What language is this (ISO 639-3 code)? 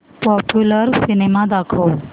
mar